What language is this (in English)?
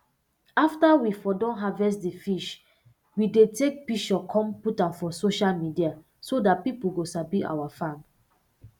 Nigerian Pidgin